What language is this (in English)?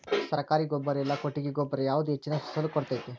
Kannada